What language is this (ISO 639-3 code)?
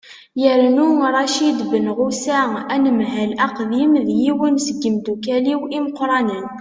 kab